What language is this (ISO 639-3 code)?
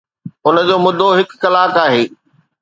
snd